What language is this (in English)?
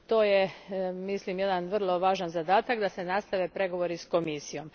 Croatian